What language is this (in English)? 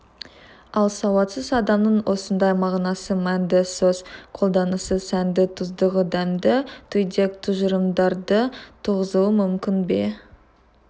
Kazakh